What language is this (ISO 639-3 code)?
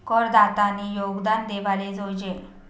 mar